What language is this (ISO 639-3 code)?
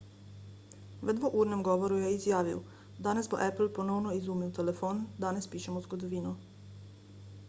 slv